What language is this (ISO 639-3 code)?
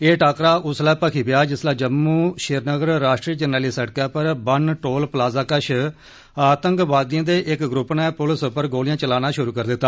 doi